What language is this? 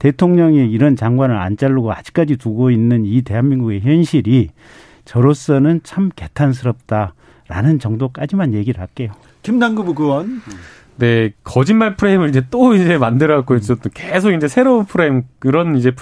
Korean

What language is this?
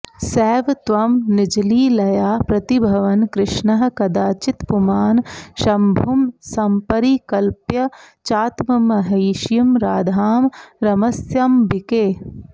Sanskrit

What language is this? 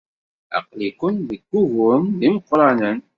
Kabyle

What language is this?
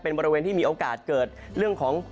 Thai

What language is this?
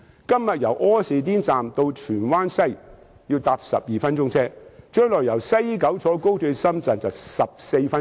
Cantonese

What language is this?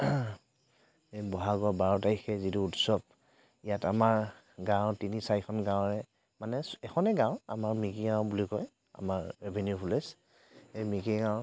Assamese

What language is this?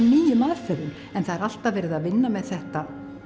Icelandic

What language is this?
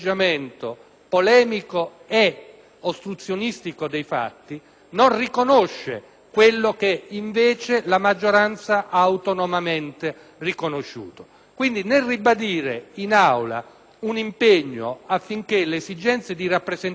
Italian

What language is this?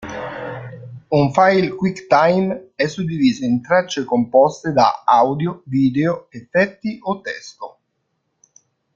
Italian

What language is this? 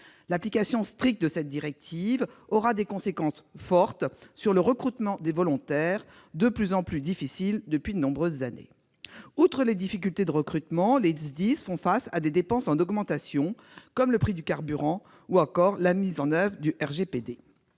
French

